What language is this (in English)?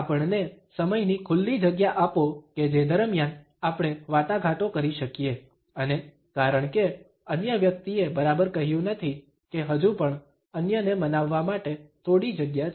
Gujarati